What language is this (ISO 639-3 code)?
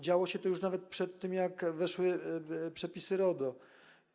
pol